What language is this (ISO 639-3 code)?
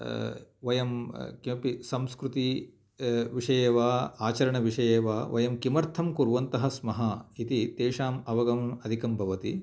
san